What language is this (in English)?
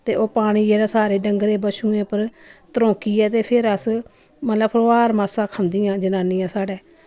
Dogri